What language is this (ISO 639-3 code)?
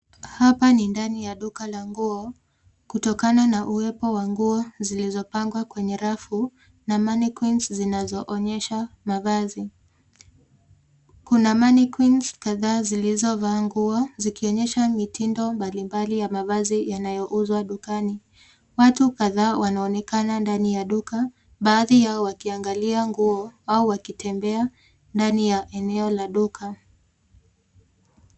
swa